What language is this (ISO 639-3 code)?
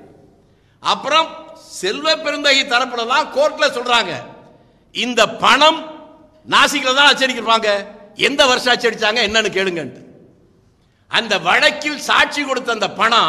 tam